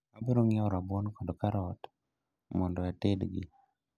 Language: Luo (Kenya and Tanzania)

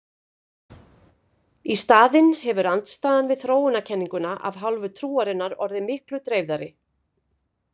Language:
Icelandic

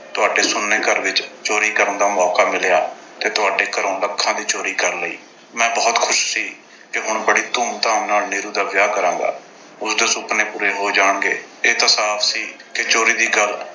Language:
Punjabi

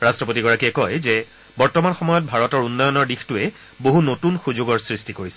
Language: Assamese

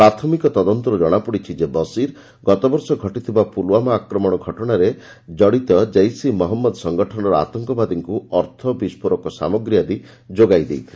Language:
Odia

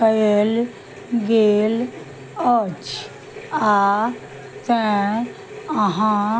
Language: Maithili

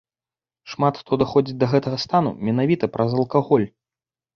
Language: Belarusian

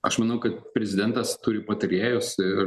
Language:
Lithuanian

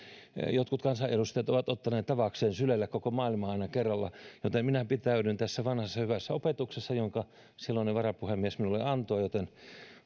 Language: Finnish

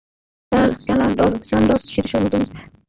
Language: Bangla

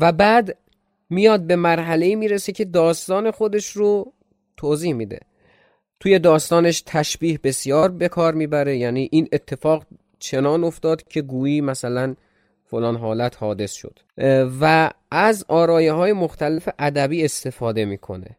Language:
Persian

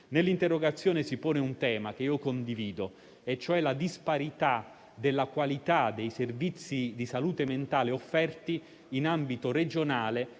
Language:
Italian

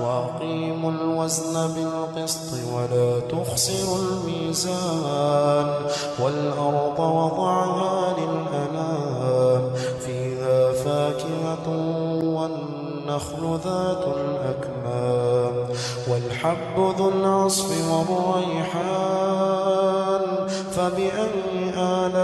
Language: Arabic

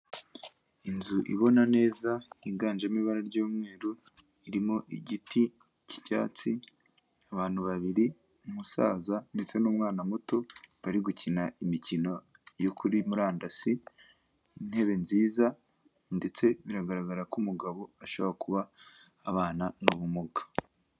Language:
Kinyarwanda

